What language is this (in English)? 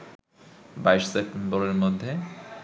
Bangla